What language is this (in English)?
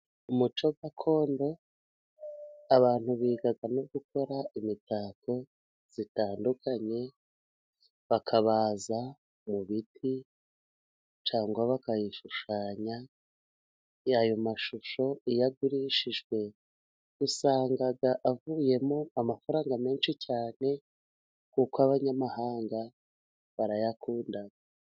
Kinyarwanda